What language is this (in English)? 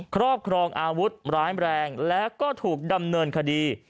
Thai